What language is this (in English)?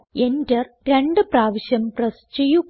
Malayalam